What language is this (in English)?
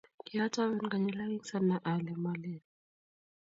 Kalenjin